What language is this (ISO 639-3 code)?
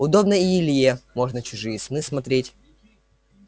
rus